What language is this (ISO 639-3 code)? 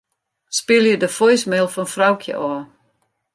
fry